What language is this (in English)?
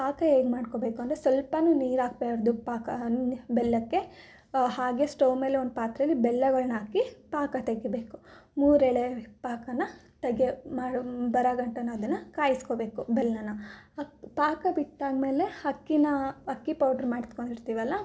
Kannada